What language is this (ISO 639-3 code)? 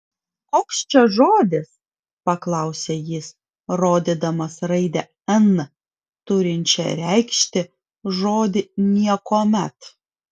lit